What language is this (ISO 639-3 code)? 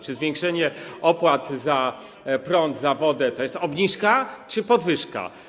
pol